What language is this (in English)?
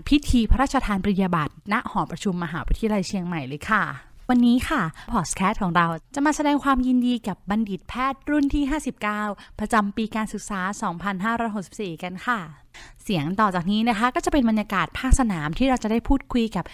Thai